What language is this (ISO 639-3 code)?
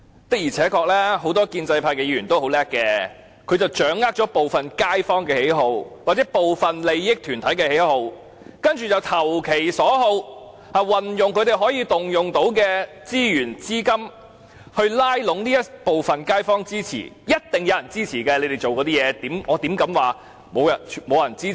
yue